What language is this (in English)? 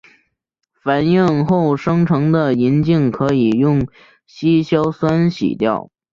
Chinese